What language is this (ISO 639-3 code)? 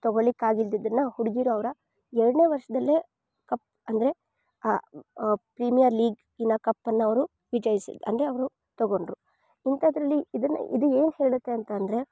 kan